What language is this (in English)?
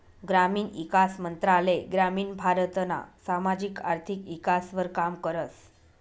Marathi